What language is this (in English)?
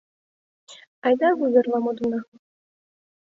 Mari